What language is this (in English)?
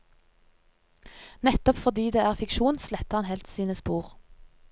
Norwegian